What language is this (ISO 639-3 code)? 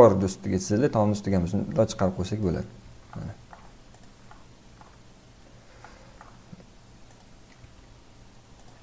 tur